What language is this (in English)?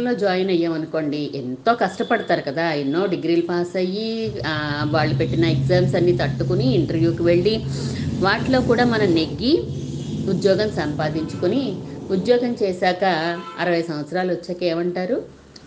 Telugu